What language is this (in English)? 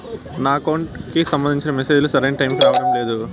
Telugu